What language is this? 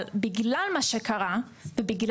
Hebrew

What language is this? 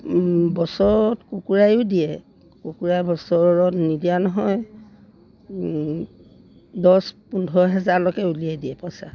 Assamese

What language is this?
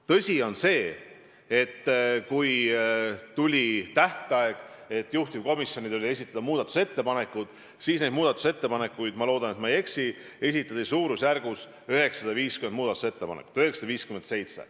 Estonian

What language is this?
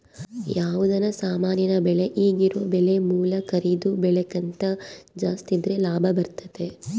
Kannada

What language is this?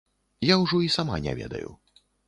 Belarusian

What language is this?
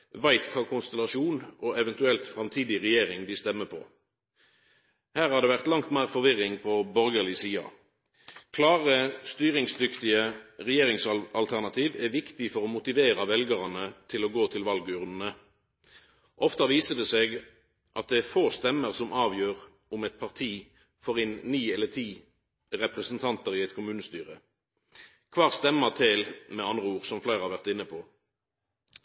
Norwegian Nynorsk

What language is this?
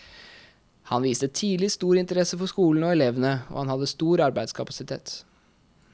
Norwegian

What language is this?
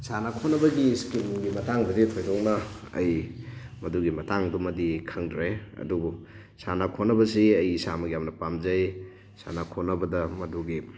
Manipuri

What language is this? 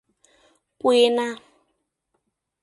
Mari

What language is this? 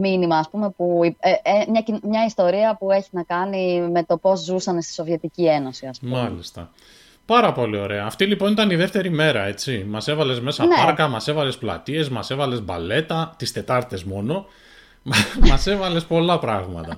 Greek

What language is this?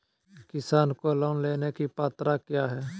Magahi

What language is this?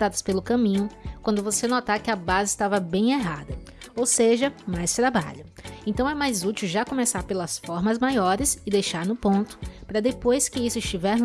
Portuguese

